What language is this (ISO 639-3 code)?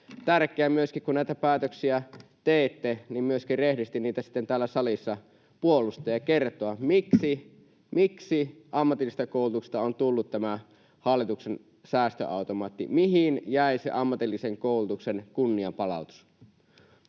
fin